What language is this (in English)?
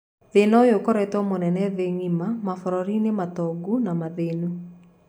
Kikuyu